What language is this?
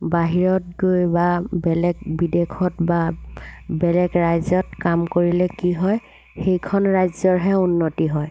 Assamese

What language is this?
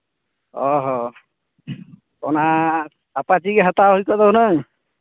Santali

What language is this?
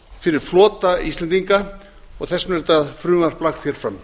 Icelandic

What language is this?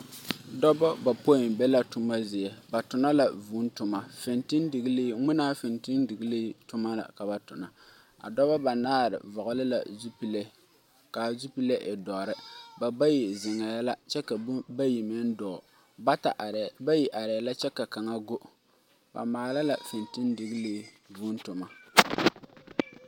Southern Dagaare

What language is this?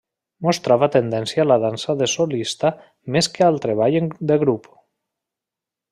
Catalan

